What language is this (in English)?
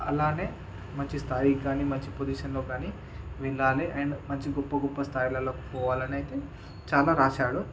Telugu